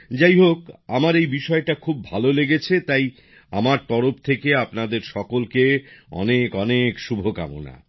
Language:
Bangla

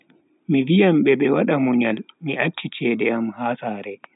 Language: Bagirmi Fulfulde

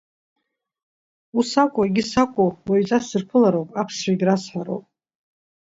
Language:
Abkhazian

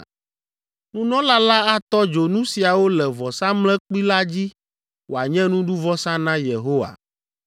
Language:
Ewe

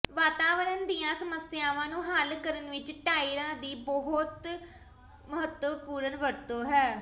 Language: Punjabi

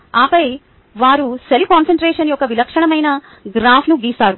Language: Telugu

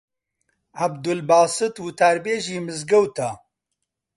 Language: Central Kurdish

